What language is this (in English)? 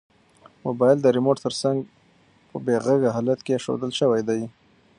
Pashto